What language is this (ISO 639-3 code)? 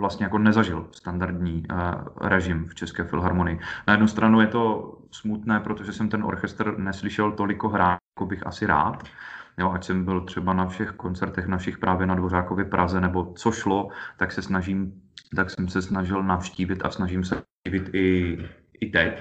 ces